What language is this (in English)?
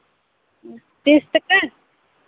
Santali